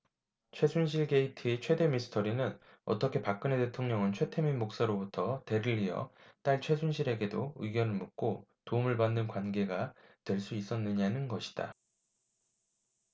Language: Korean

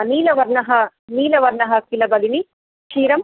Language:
Sanskrit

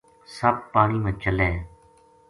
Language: Gujari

